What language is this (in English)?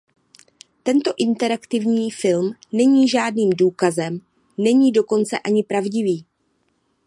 Czech